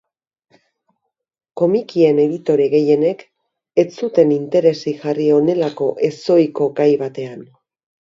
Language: Basque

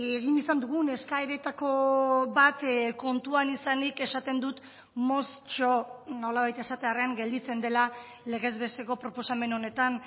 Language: Basque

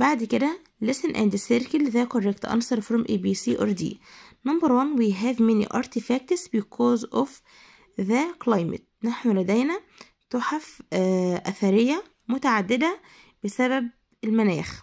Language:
Arabic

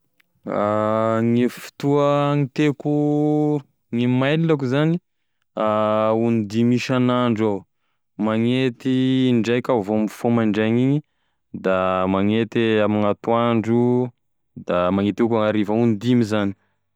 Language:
Tesaka Malagasy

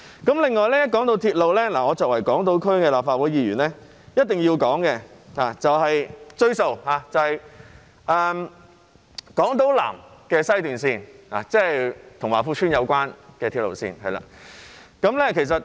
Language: Cantonese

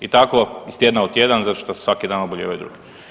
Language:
Croatian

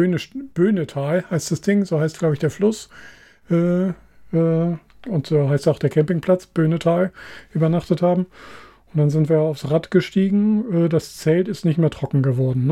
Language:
German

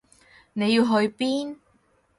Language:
Cantonese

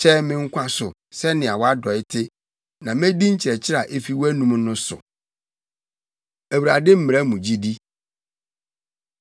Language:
Akan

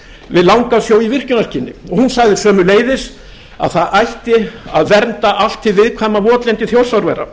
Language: Icelandic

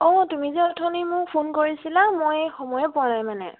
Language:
Assamese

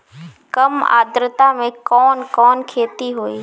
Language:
Bhojpuri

